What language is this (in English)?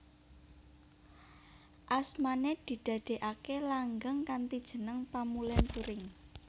Javanese